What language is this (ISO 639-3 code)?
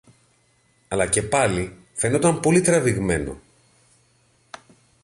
ell